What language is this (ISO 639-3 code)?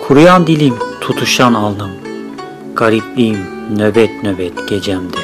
tur